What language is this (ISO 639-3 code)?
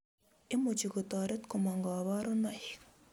kln